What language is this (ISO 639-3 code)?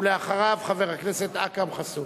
heb